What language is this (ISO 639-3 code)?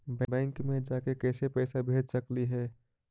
mag